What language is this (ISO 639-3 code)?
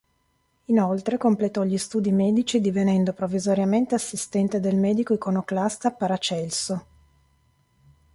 ita